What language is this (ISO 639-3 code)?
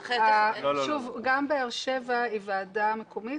heb